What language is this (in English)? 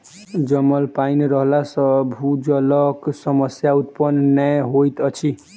Maithili